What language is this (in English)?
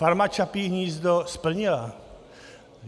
Czech